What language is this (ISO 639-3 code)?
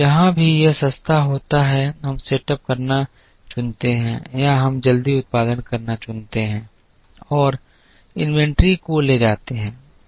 hin